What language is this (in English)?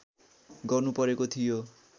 Nepali